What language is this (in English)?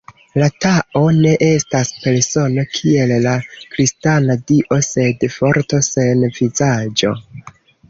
Esperanto